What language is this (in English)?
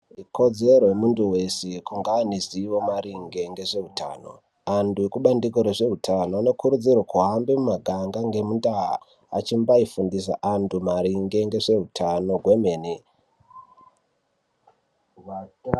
Ndau